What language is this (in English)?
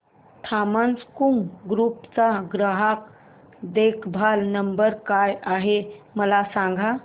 Marathi